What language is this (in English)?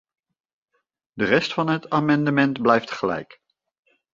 Dutch